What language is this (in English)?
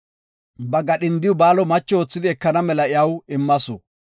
Gofa